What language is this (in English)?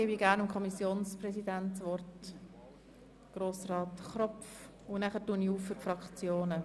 Swiss German